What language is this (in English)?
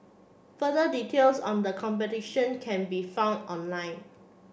English